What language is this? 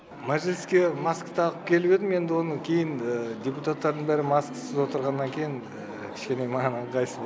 Kazakh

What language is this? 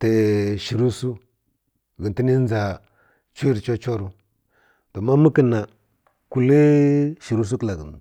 Kirya-Konzəl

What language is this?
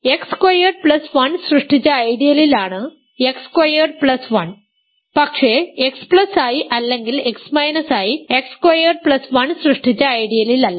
Malayalam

